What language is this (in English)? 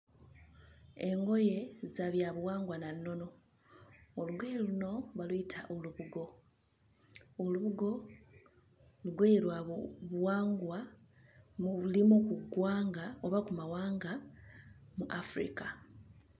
Ganda